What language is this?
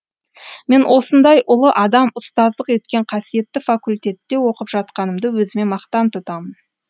Kazakh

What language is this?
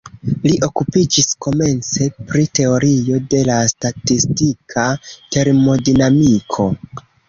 Esperanto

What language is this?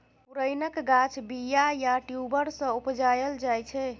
Maithili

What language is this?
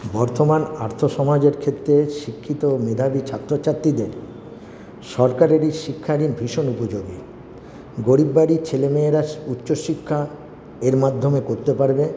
Bangla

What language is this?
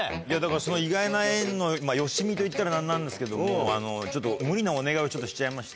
Japanese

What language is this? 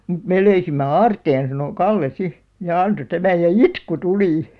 Finnish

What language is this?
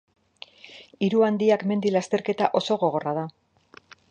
Basque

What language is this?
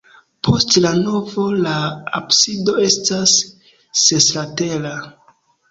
Esperanto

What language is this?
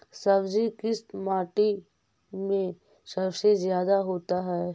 Magahi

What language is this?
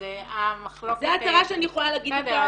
Hebrew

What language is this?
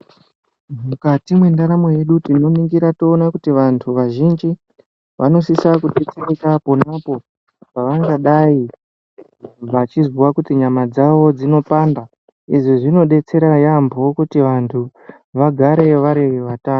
Ndau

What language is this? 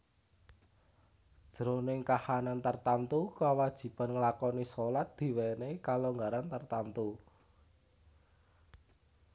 Javanese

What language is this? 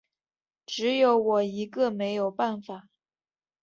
Chinese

